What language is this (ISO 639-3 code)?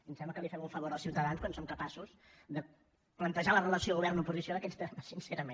cat